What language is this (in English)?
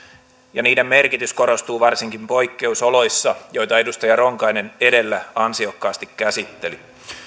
Finnish